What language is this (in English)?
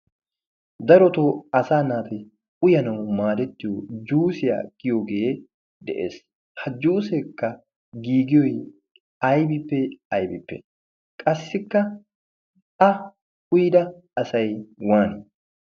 Wolaytta